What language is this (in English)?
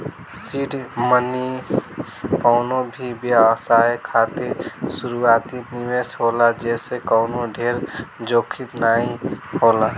Bhojpuri